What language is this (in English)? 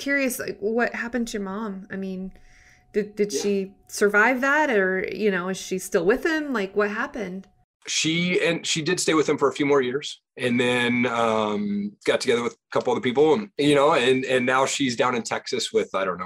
English